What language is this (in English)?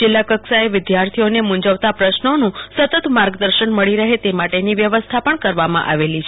Gujarati